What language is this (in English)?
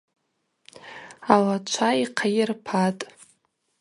Abaza